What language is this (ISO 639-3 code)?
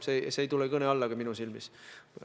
est